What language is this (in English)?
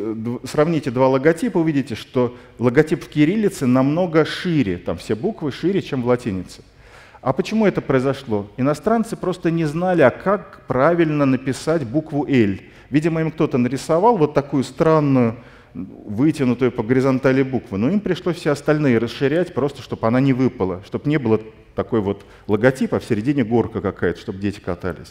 Russian